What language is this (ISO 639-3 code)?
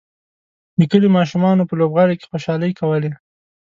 pus